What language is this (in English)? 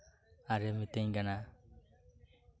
Santali